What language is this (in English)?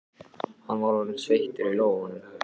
Icelandic